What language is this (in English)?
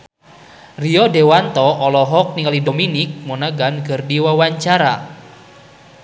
Sundanese